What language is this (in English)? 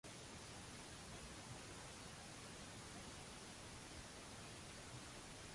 Maltese